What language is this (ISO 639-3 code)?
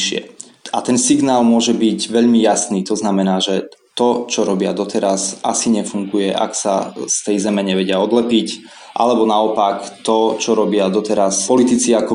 slk